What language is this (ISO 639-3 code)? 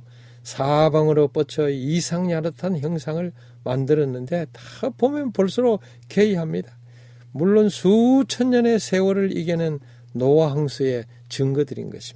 kor